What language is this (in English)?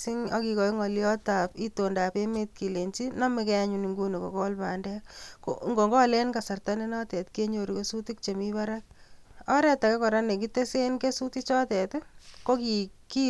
Kalenjin